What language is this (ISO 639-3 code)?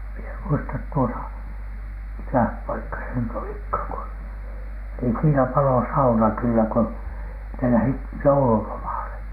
fin